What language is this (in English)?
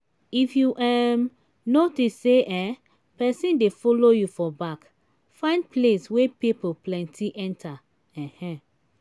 Nigerian Pidgin